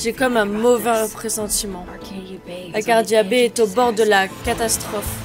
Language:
French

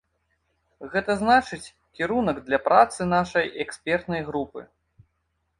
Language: Belarusian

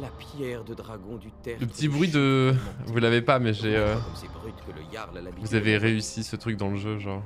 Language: French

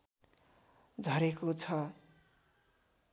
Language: Nepali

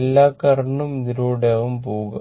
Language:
Malayalam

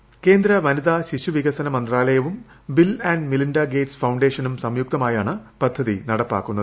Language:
Malayalam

